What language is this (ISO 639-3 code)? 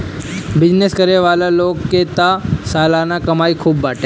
bho